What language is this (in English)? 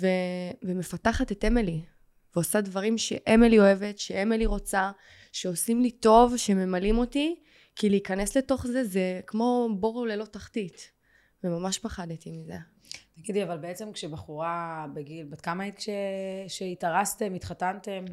Hebrew